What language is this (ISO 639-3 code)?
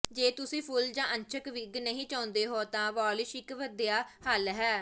pan